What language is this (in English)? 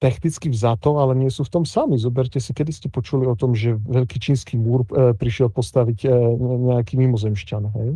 Slovak